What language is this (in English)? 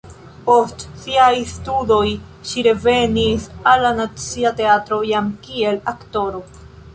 Esperanto